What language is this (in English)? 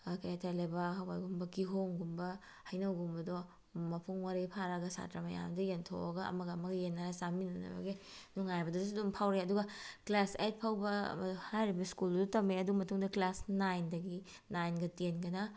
Manipuri